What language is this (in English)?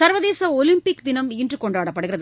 Tamil